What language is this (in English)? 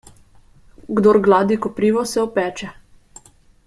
Slovenian